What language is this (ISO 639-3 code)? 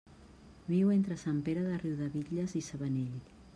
cat